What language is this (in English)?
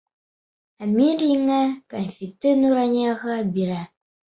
Bashkir